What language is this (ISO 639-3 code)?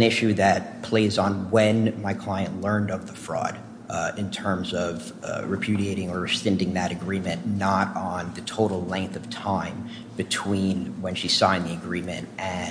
eng